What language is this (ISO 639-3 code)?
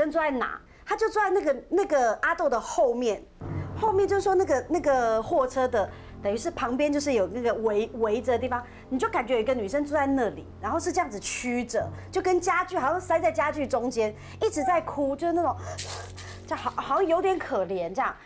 zho